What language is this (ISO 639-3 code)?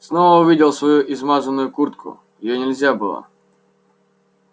rus